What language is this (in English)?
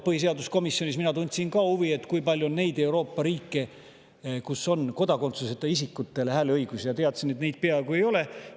Estonian